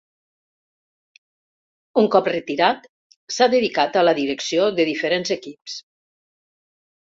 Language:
Catalan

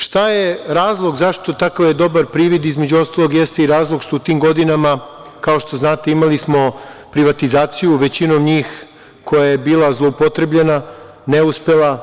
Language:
Serbian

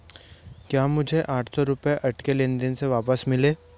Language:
Hindi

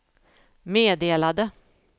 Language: Swedish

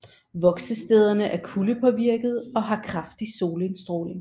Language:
Danish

